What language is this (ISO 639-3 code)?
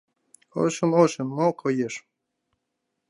chm